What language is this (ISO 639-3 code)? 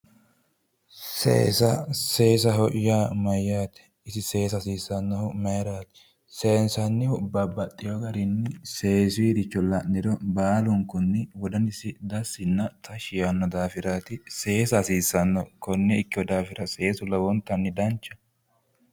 sid